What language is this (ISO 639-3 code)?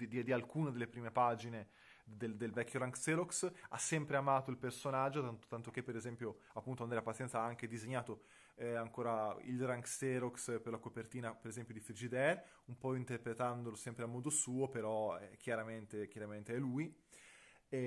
ita